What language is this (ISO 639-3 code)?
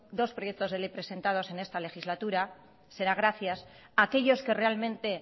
spa